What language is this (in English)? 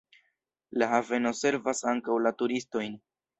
Esperanto